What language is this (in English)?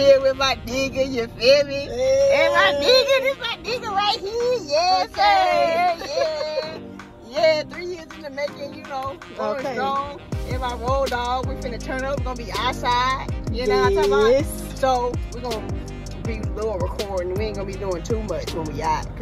English